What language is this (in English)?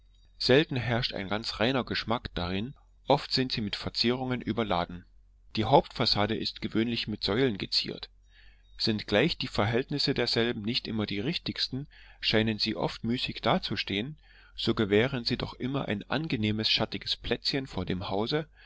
German